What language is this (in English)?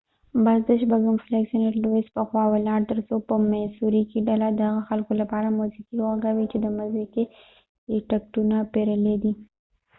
Pashto